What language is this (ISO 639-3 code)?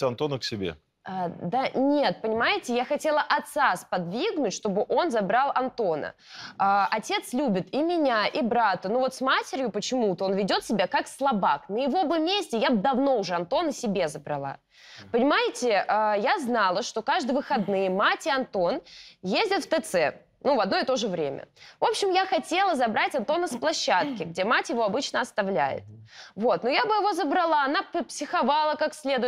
rus